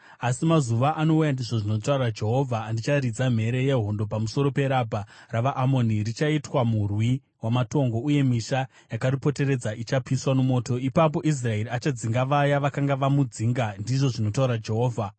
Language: Shona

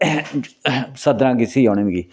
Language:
Dogri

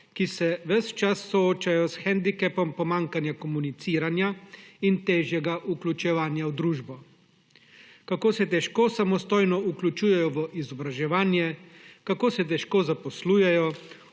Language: Slovenian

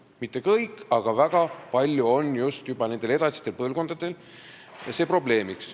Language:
Estonian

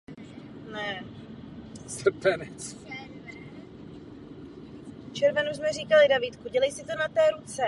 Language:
Czech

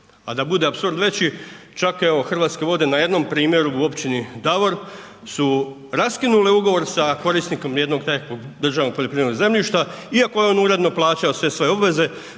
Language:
Croatian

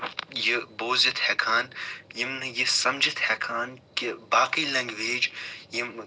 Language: Kashmiri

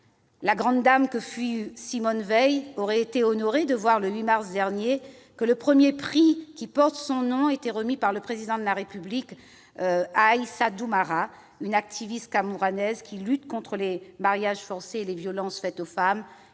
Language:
French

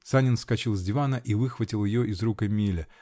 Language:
Russian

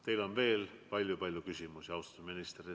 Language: Estonian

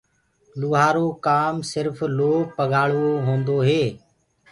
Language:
Gurgula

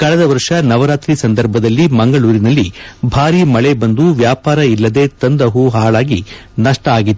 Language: Kannada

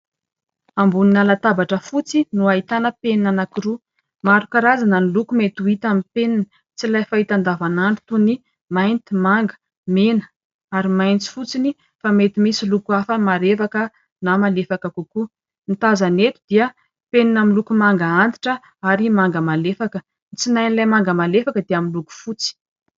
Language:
Malagasy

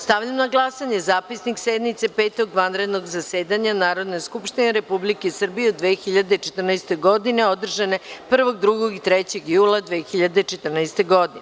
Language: Serbian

